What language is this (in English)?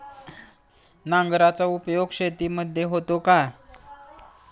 Marathi